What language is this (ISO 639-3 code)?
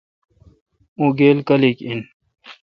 xka